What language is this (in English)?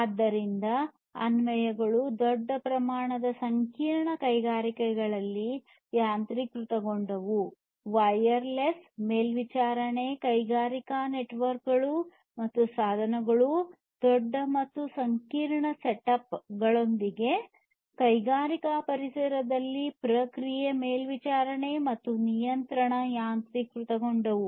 Kannada